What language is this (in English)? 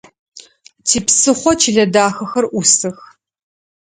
Adyghe